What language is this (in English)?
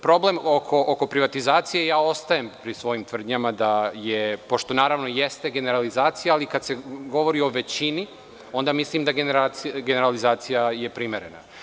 Serbian